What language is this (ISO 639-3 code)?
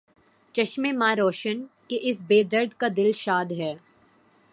urd